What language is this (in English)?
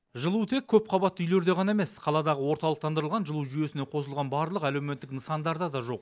Kazakh